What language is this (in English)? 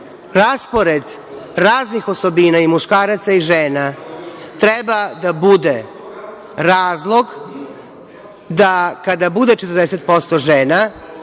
Serbian